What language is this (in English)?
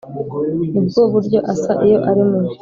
Kinyarwanda